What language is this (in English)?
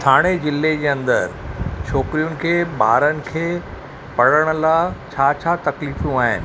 Sindhi